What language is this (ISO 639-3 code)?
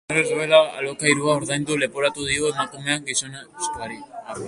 eus